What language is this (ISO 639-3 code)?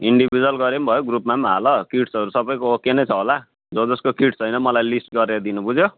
nep